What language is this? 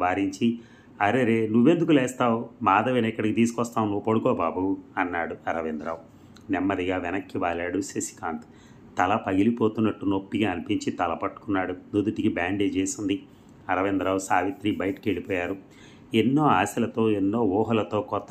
Telugu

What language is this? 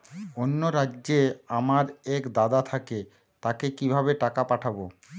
Bangla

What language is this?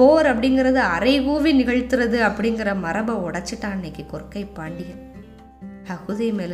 Tamil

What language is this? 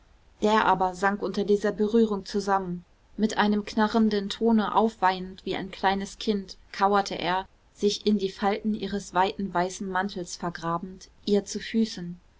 German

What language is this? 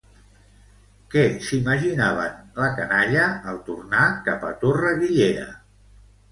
Catalan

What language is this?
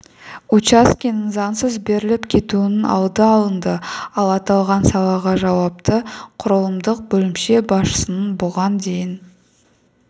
Kazakh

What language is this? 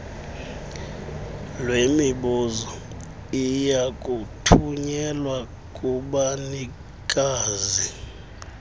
Xhosa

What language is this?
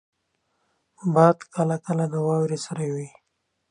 Pashto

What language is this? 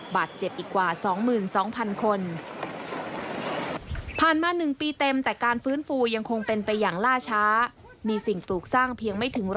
Thai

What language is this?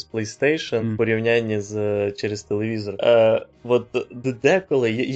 Ukrainian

